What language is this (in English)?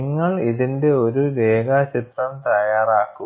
Malayalam